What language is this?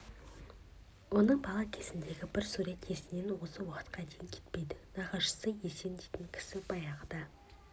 Kazakh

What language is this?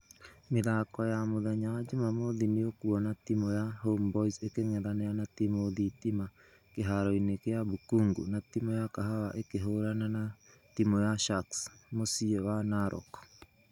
Kikuyu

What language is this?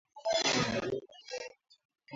Swahili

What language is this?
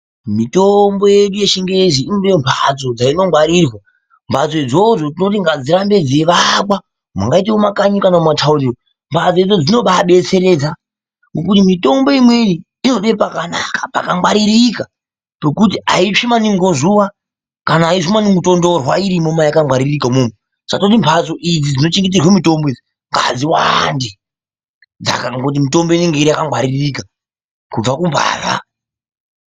Ndau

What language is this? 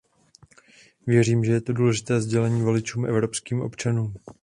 Czech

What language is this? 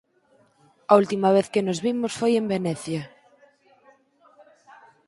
Galician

